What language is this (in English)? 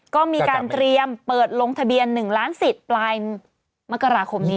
Thai